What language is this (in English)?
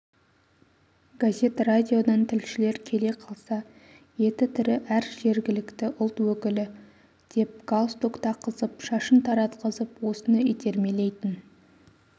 Kazakh